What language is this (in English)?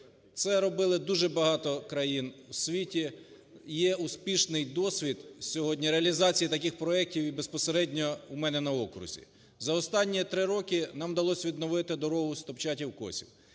Ukrainian